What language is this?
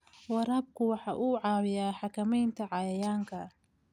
Somali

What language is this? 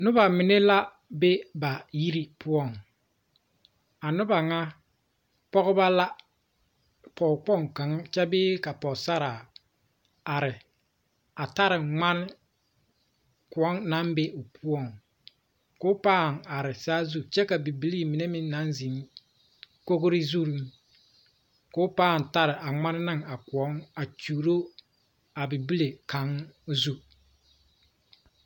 Southern Dagaare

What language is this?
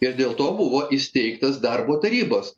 Lithuanian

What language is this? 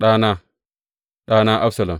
Hausa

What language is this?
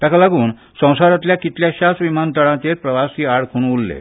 Konkani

